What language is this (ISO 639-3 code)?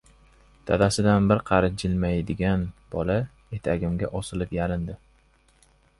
uzb